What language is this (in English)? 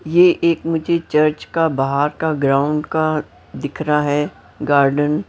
Hindi